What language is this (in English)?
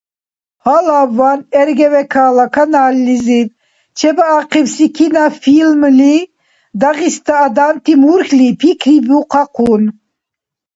Dargwa